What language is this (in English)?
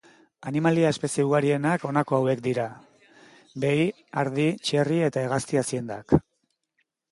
Basque